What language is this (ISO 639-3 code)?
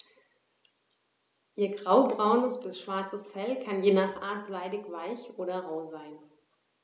deu